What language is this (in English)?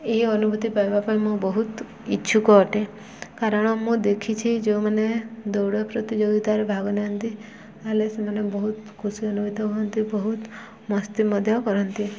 Odia